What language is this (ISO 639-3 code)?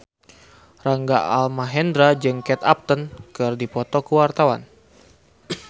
sun